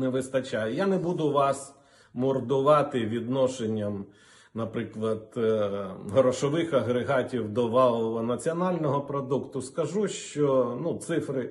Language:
Ukrainian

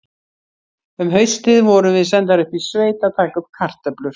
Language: Icelandic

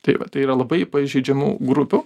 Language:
Lithuanian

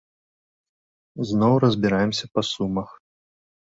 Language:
Belarusian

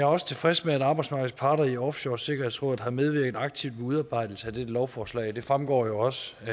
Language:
Danish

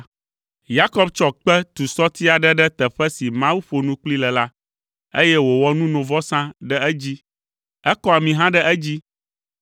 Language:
Ewe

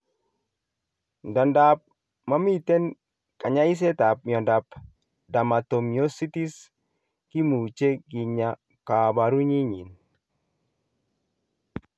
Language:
Kalenjin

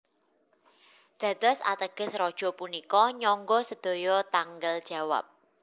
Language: Javanese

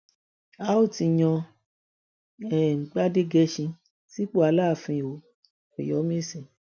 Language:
Yoruba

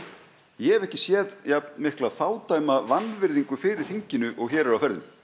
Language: Icelandic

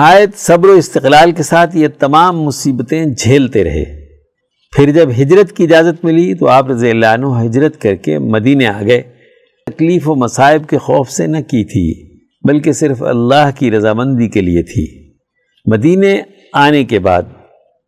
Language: Urdu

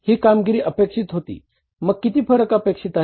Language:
Marathi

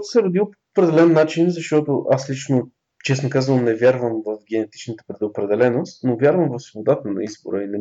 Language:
Bulgarian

